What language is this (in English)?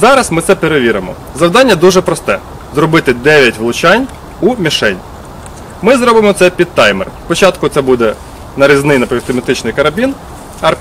Ukrainian